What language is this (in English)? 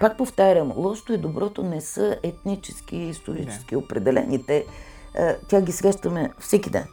Bulgarian